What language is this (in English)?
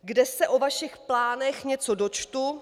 Czech